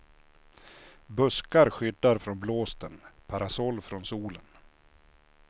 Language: Swedish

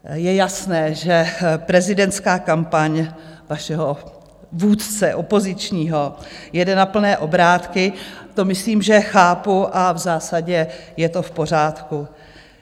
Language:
Czech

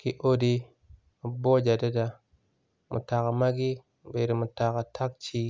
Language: Acoli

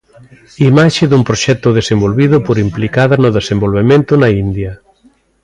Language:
Galician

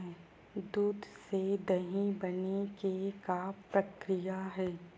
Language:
Chhattisgarhi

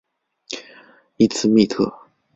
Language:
Chinese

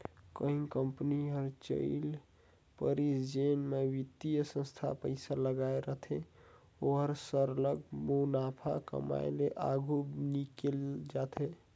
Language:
Chhattisgarhi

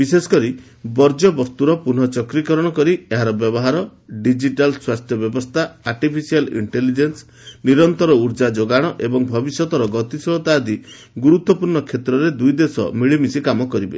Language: Odia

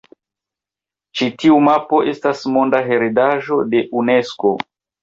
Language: Esperanto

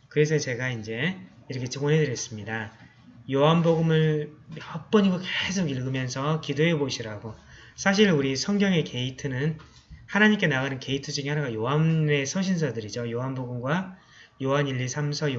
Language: Korean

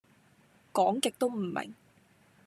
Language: Cantonese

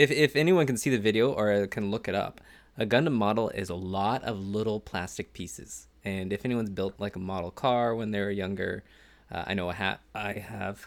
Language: English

